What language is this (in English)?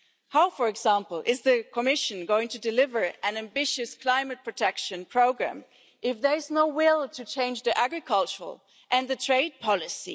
English